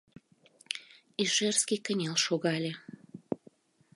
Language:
Mari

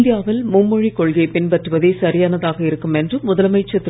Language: Tamil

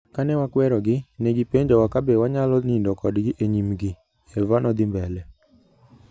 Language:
Luo (Kenya and Tanzania)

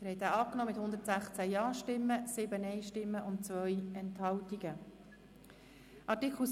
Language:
Swiss German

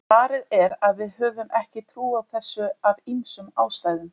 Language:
Icelandic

